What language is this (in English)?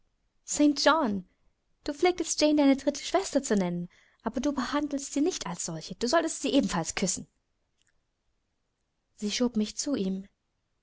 German